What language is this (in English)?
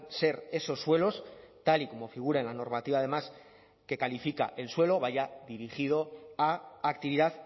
Spanish